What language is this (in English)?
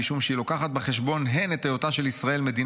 Hebrew